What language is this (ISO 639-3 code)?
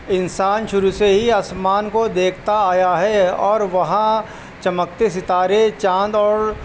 urd